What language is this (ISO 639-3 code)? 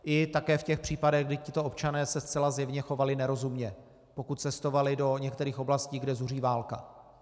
ces